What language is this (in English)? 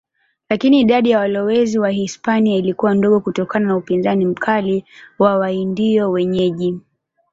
Swahili